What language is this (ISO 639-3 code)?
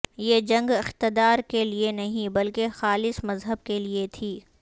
urd